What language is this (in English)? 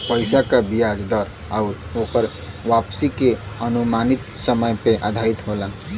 Bhojpuri